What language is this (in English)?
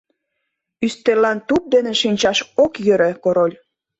Mari